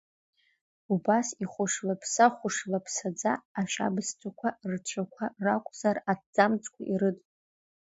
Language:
Abkhazian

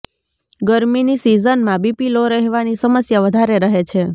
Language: Gujarati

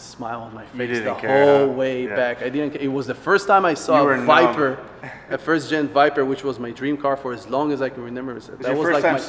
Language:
English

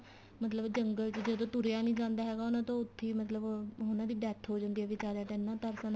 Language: Punjabi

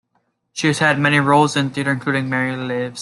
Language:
English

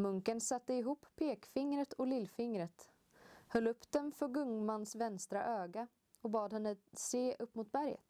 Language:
Swedish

